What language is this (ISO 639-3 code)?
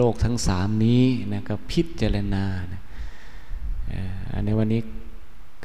tha